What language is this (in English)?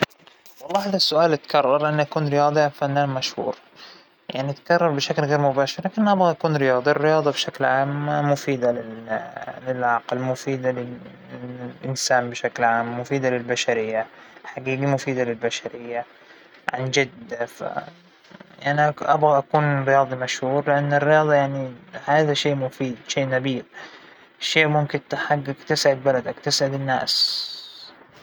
Hijazi Arabic